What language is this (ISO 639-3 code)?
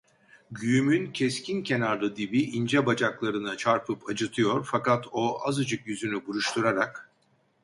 tur